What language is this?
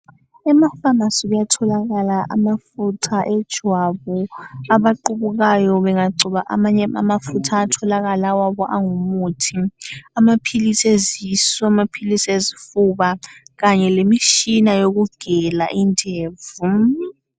North Ndebele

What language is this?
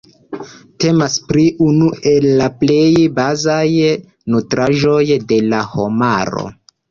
Esperanto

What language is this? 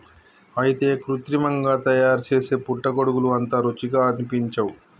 Telugu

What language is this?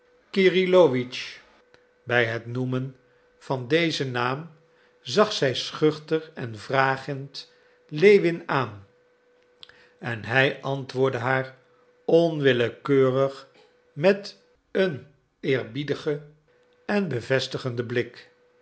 Dutch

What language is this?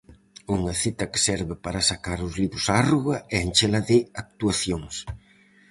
Galician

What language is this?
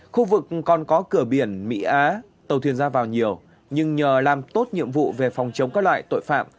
Vietnamese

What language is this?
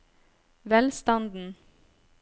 Norwegian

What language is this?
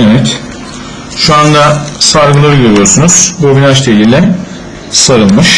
Turkish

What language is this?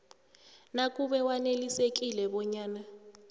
South Ndebele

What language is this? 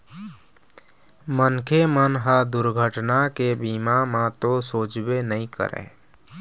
Chhattisgarhi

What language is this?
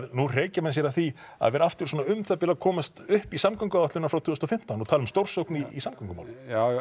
Icelandic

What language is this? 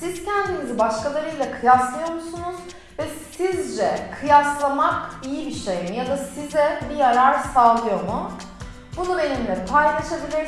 Turkish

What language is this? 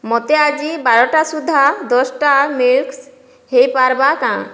Odia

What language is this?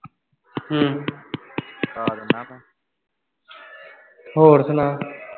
Punjabi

